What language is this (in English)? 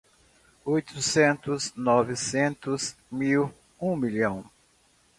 Portuguese